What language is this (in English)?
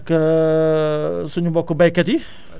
Wolof